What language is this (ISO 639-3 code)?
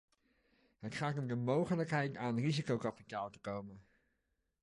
nld